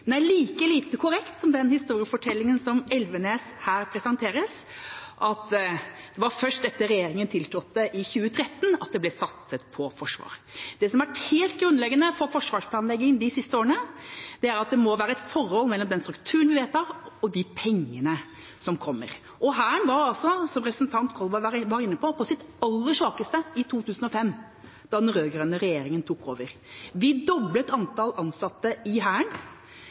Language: Norwegian Bokmål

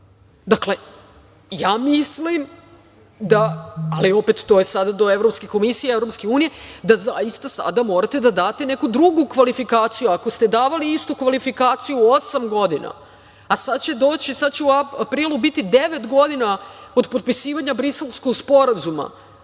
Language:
Serbian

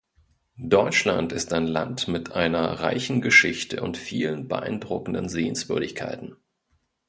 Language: German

